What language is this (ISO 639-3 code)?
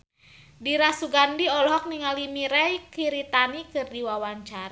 sun